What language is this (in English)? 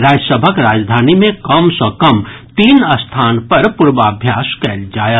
Maithili